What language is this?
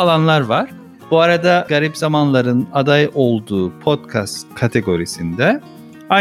Turkish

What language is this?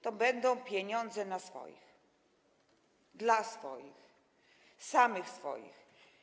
Polish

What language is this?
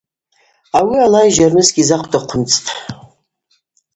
Abaza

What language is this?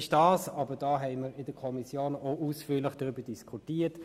Swiss German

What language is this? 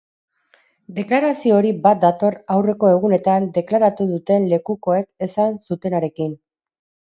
Basque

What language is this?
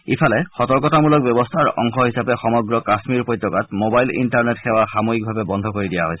Assamese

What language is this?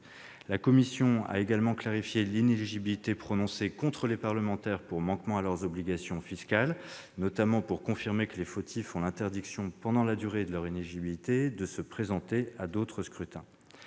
French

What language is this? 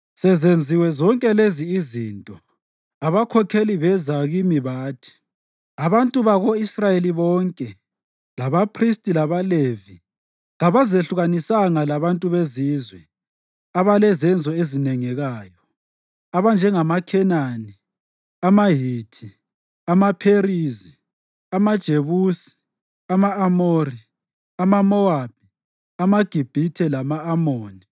North Ndebele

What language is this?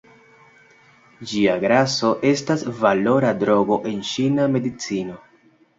Esperanto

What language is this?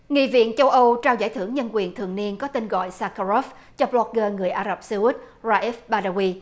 Vietnamese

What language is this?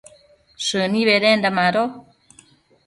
Matsés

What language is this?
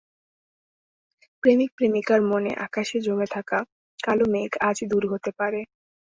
Bangla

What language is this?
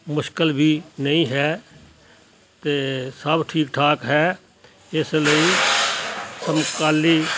Punjabi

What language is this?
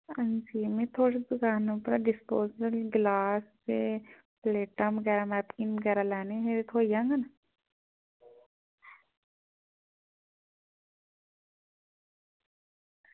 Dogri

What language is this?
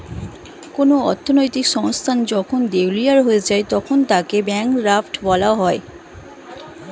Bangla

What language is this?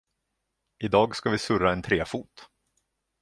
Swedish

